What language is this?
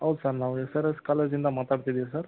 Kannada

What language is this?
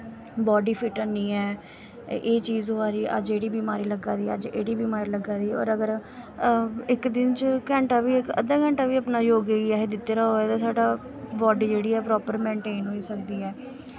Dogri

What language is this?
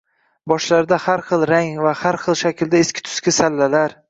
Uzbek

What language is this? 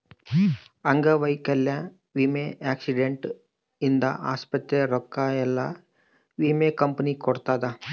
Kannada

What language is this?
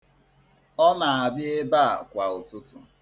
Igbo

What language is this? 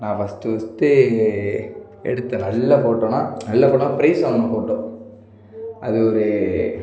Tamil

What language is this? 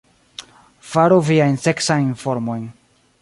Esperanto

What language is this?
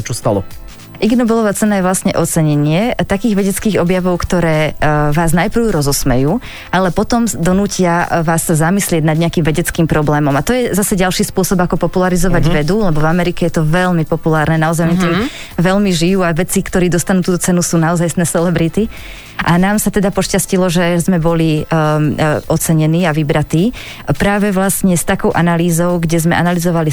Slovak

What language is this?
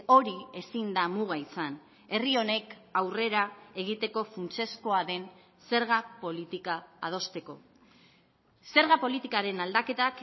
Basque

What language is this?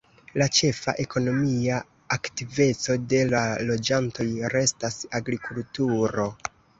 Esperanto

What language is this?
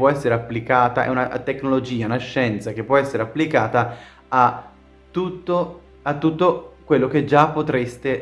Italian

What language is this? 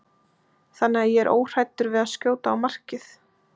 Icelandic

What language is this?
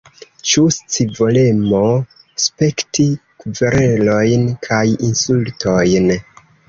Esperanto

